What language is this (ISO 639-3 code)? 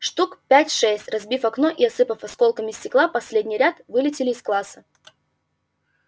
rus